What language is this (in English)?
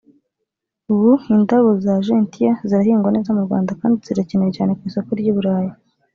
Kinyarwanda